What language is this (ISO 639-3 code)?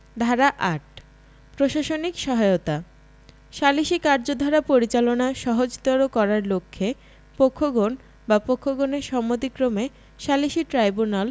ben